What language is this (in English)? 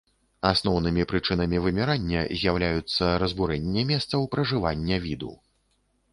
Belarusian